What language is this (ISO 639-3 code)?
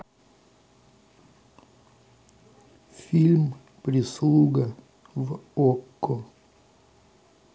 rus